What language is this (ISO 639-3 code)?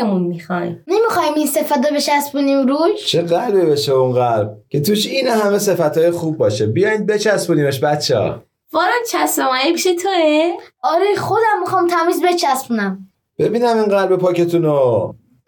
fas